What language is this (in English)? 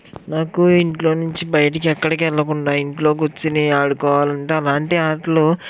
Telugu